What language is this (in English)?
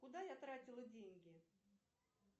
Russian